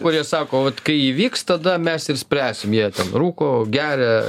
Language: Lithuanian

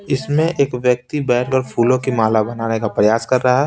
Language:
Hindi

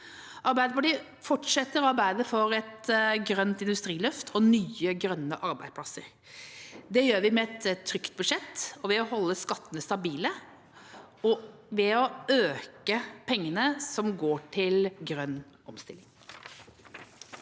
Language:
Norwegian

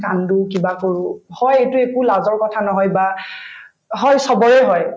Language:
Assamese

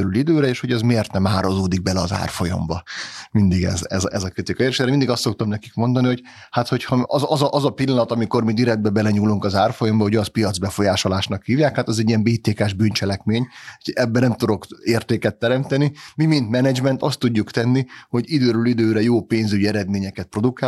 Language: Hungarian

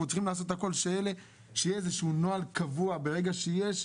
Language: Hebrew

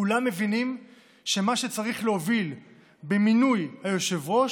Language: Hebrew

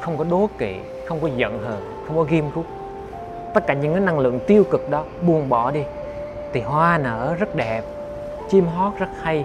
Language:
Vietnamese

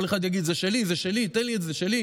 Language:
Hebrew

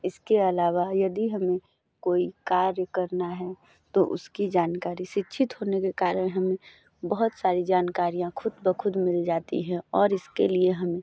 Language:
Hindi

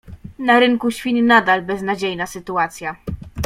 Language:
Polish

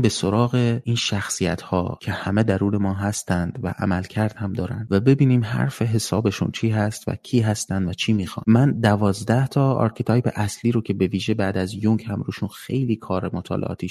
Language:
Persian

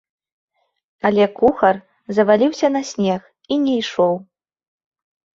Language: Belarusian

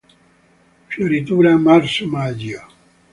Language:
Italian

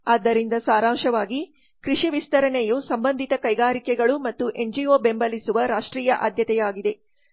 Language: Kannada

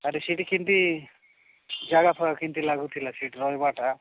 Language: Odia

